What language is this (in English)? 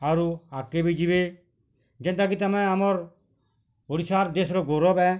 Odia